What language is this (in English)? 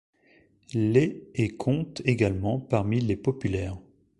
French